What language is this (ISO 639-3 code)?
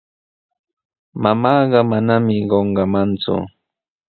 qws